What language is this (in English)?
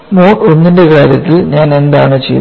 Malayalam